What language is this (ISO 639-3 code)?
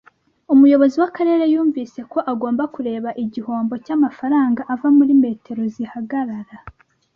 kin